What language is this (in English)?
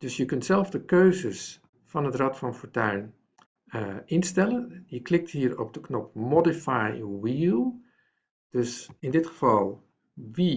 Dutch